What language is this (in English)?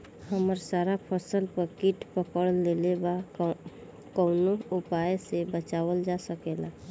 Bhojpuri